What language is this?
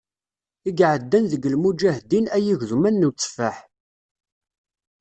Kabyle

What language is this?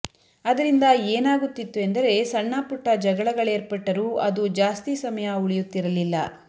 Kannada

